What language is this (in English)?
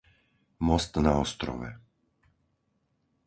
Slovak